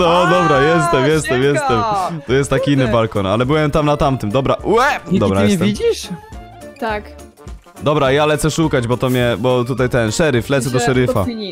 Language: Polish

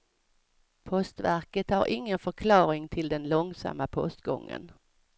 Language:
Swedish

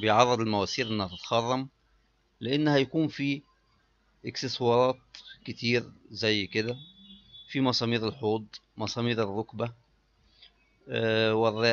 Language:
Arabic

